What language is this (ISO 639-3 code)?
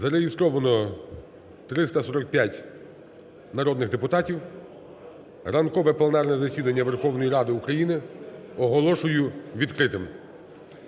ukr